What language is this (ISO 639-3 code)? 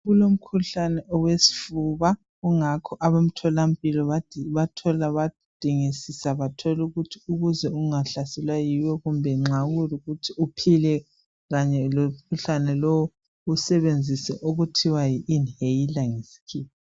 nde